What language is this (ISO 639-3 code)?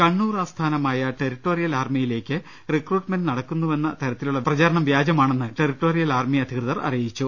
mal